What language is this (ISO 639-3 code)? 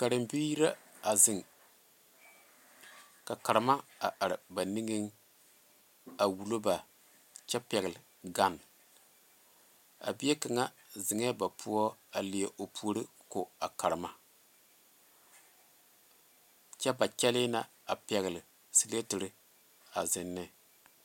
dga